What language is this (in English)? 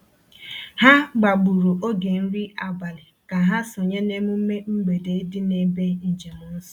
Igbo